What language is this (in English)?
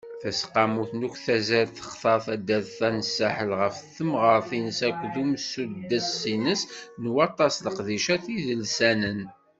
Kabyle